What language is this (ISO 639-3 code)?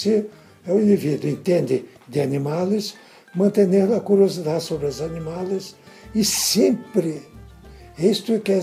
por